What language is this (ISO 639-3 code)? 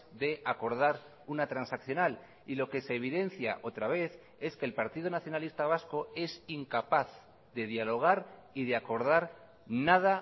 spa